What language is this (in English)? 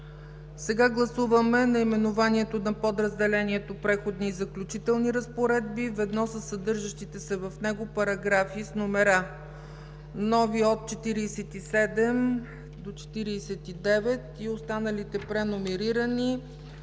Bulgarian